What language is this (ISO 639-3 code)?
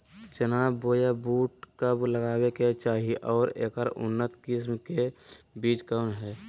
mag